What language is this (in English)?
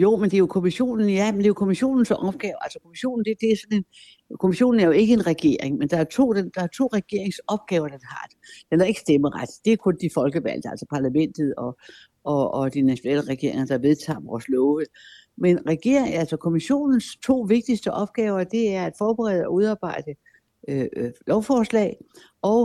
Danish